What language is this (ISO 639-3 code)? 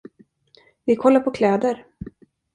swe